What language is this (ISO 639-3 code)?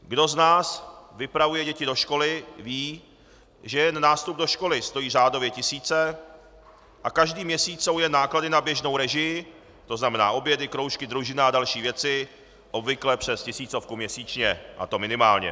ces